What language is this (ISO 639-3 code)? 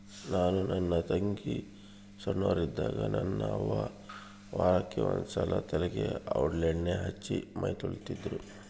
kan